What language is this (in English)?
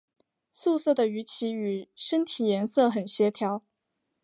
Chinese